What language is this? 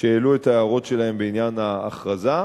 Hebrew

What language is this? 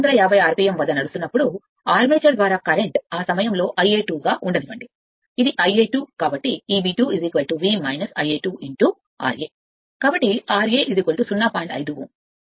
Telugu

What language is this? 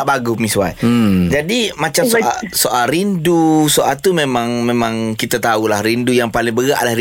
Malay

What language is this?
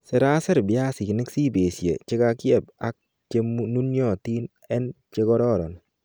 Kalenjin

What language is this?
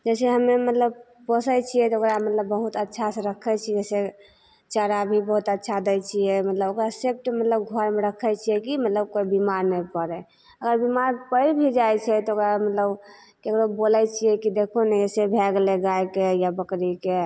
Maithili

